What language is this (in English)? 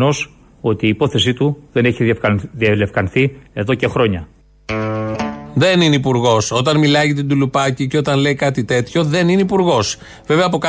Greek